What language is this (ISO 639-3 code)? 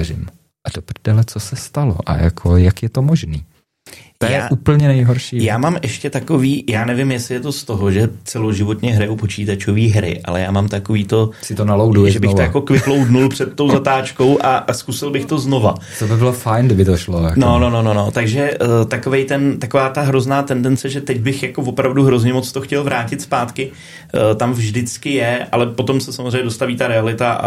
ces